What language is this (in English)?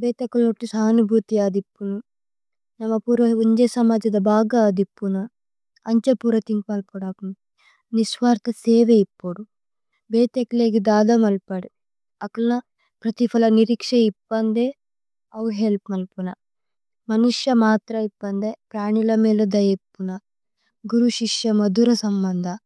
Tulu